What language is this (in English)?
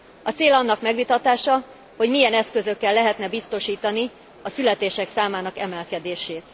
Hungarian